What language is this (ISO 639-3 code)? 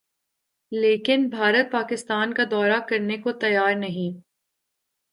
urd